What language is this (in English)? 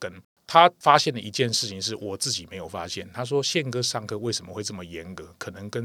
Chinese